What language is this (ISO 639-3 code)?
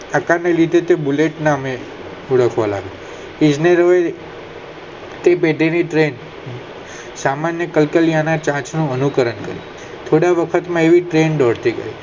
guj